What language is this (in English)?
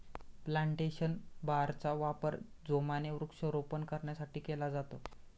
Marathi